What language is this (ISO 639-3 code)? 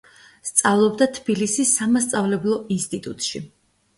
kat